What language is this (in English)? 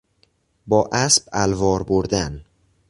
Persian